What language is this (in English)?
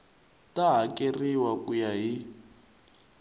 Tsonga